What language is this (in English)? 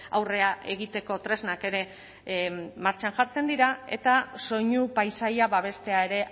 Basque